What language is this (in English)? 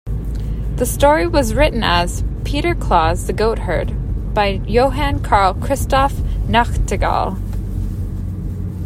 English